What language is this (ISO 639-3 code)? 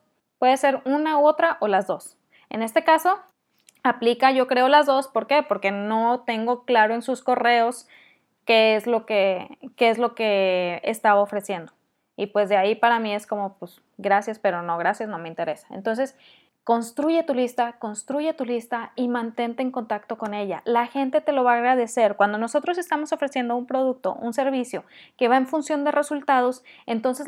spa